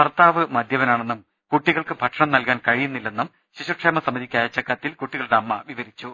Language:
Malayalam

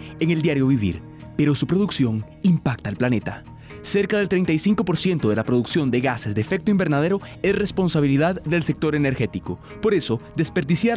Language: Spanish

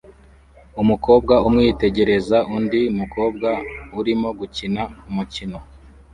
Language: Kinyarwanda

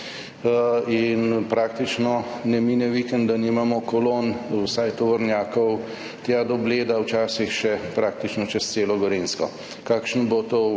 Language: Slovenian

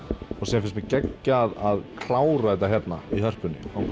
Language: Icelandic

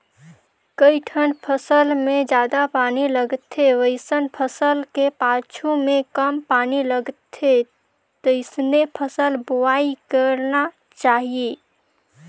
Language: Chhattisgarhi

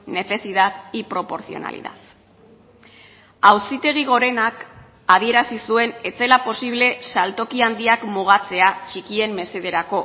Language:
Basque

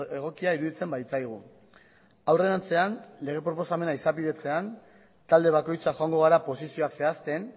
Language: Basque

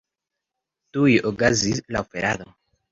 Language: Esperanto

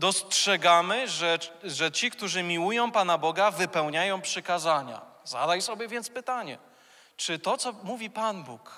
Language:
Polish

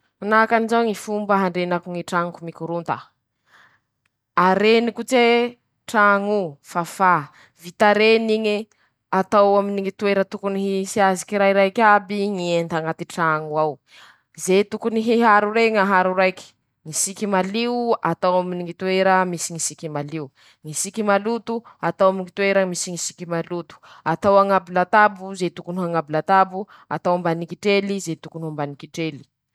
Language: Masikoro Malagasy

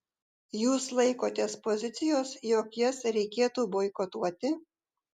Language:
Lithuanian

